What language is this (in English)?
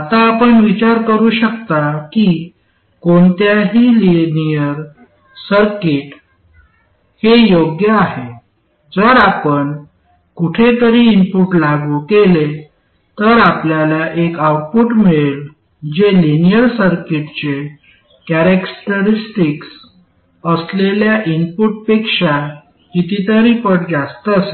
Marathi